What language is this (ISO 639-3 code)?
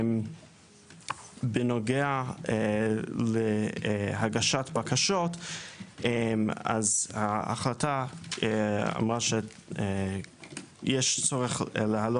heb